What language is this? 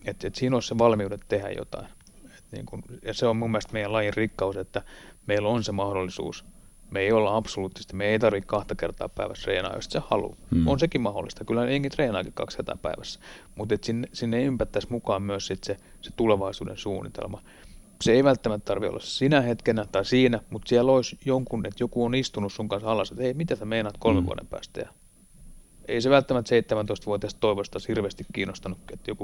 Finnish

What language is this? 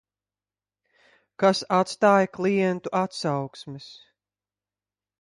Latvian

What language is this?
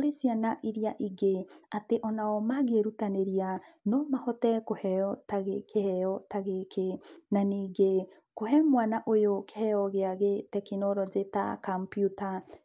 Kikuyu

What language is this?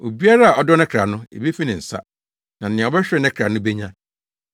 Akan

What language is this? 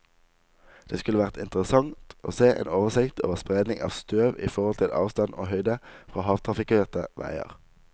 Norwegian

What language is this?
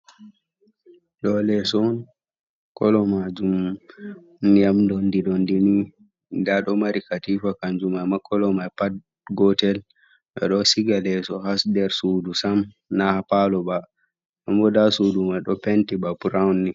Fula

